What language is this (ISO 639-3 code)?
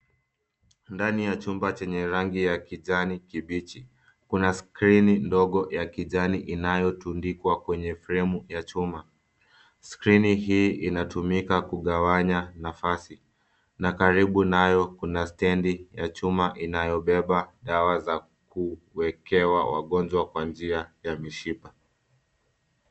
swa